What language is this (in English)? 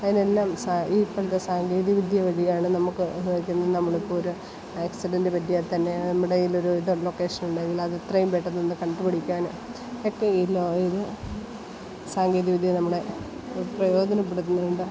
Malayalam